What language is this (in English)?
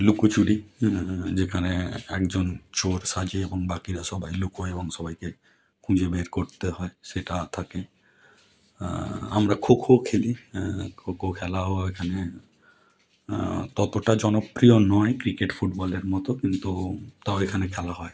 Bangla